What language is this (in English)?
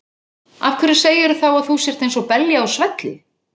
Icelandic